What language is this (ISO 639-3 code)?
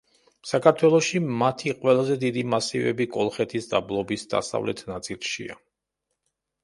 kat